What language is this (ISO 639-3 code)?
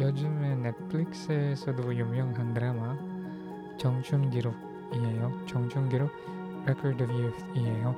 kor